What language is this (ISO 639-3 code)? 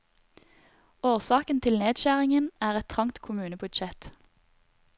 nor